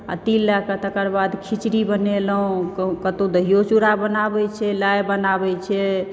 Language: Maithili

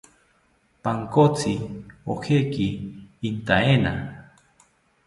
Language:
South Ucayali Ashéninka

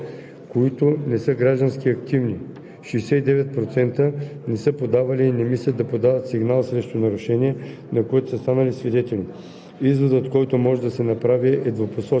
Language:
Bulgarian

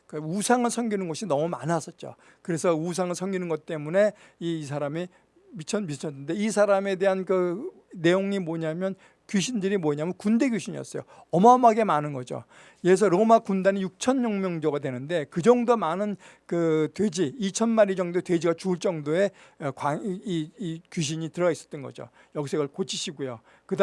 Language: Korean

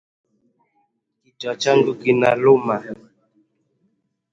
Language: Swahili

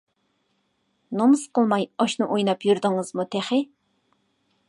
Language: Uyghur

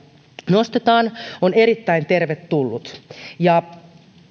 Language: Finnish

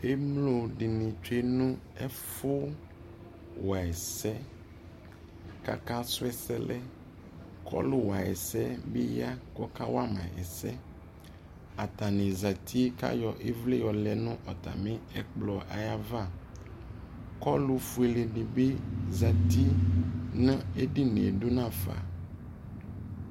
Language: Ikposo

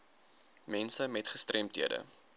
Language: Afrikaans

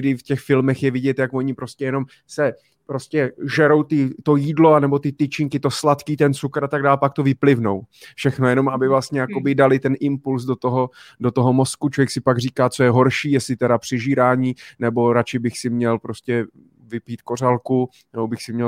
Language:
Czech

